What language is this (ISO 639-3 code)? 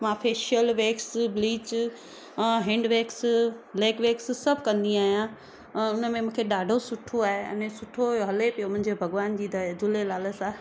snd